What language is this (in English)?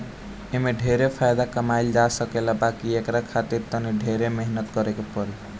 Bhojpuri